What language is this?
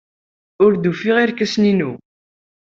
Kabyle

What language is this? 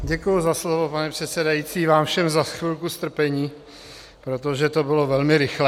Czech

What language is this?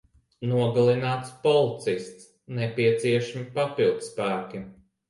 Latvian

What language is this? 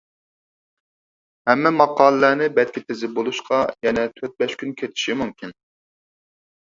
Uyghur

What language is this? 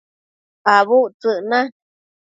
Matsés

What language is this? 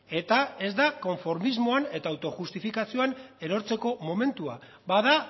Basque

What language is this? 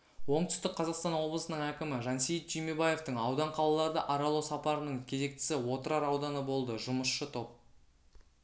Kazakh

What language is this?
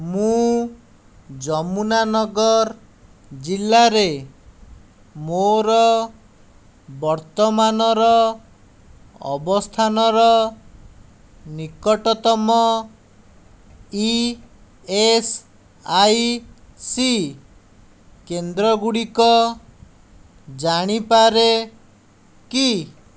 Odia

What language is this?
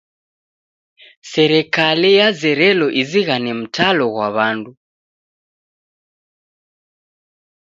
Taita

